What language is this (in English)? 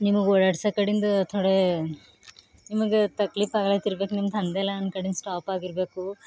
Kannada